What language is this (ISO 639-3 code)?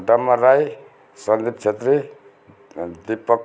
nep